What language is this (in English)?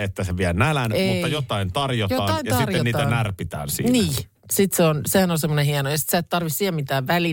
Finnish